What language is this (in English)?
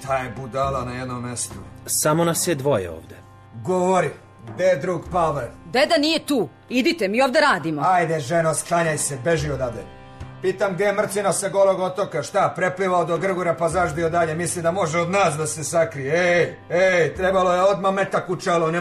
Croatian